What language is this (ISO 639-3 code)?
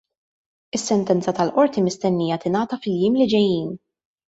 mlt